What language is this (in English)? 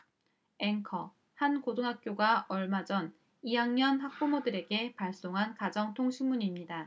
Korean